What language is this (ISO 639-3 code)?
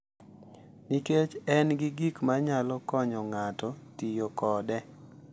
luo